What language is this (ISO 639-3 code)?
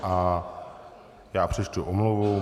ces